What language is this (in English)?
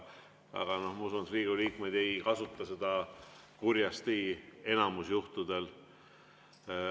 Estonian